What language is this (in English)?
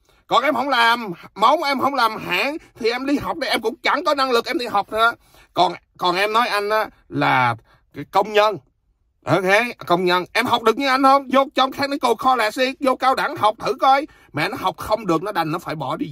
Vietnamese